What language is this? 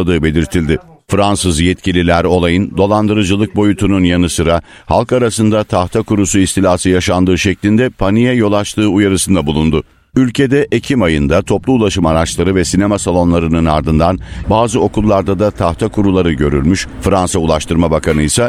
Turkish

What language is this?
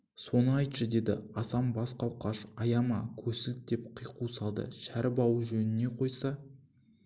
Kazakh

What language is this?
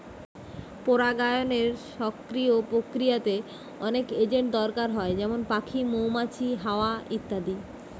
Bangla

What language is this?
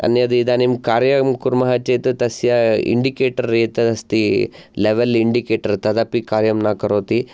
Sanskrit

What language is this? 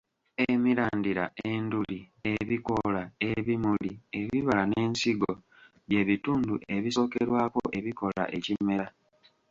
Ganda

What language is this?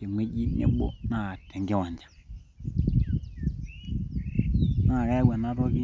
Masai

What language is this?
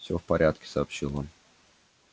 Russian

